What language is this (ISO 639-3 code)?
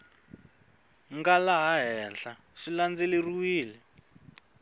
tso